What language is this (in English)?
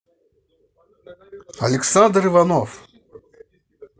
Russian